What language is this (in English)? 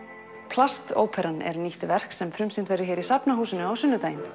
Icelandic